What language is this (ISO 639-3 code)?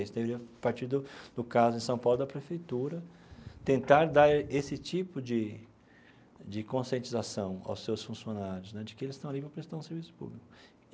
por